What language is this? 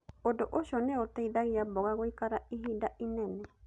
Kikuyu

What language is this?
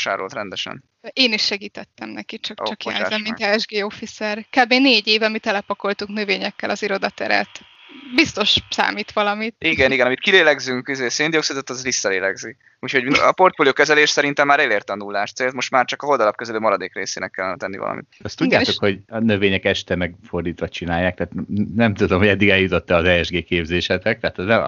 Hungarian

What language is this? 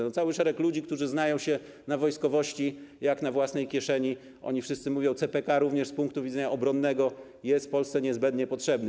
Polish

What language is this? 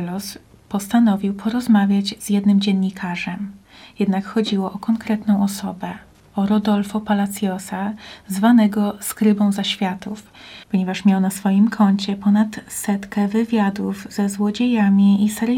Polish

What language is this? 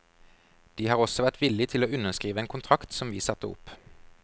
Norwegian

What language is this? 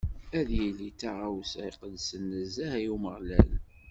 Kabyle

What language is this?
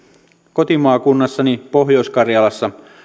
Finnish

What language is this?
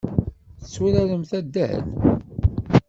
Kabyle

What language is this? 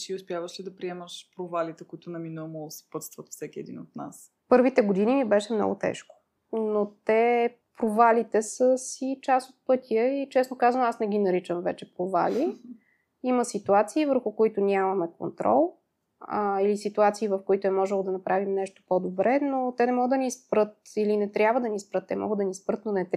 Bulgarian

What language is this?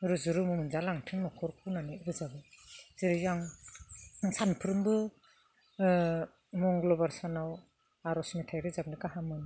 Bodo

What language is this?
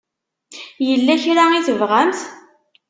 Kabyle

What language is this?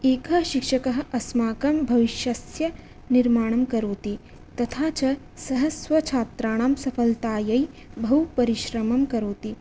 Sanskrit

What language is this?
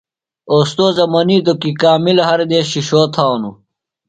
Phalura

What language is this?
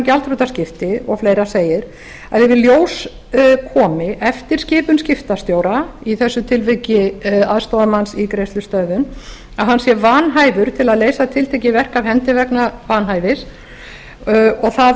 Icelandic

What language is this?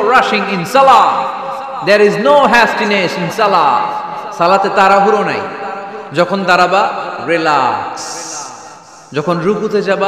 Arabic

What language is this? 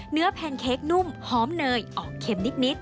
Thai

